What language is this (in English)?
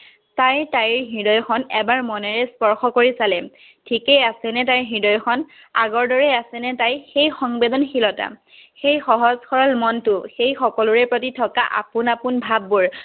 Assamese